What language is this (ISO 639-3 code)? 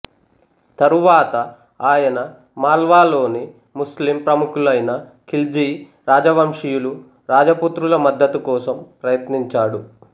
tel